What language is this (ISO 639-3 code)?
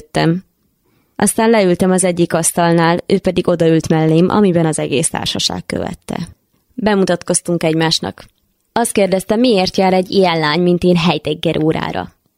hun